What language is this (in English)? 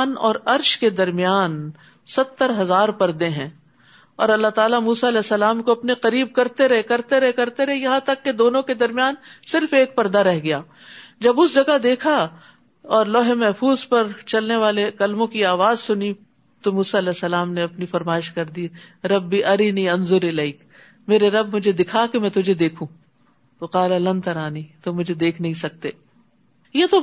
Urdu